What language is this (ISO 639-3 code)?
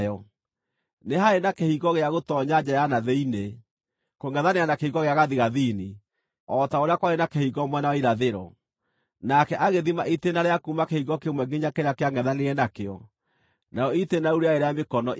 kik